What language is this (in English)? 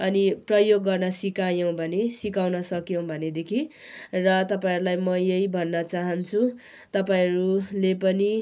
Nepali